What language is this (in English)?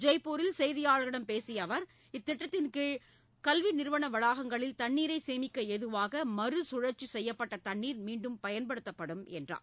Tamil